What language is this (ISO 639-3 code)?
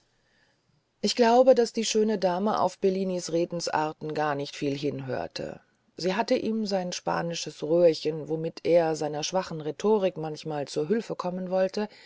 deu